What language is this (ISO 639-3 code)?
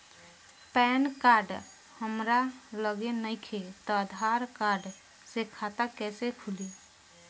bho